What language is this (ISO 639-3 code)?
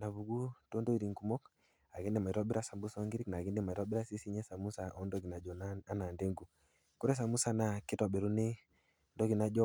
mas